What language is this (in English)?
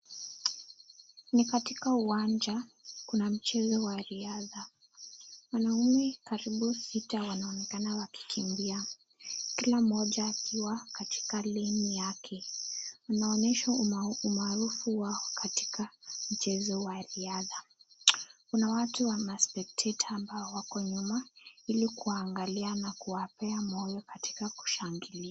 Swahili